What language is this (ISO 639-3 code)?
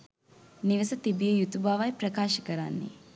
sin